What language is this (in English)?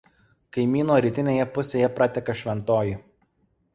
Lithuanian